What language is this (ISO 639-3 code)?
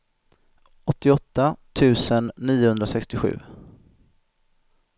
swe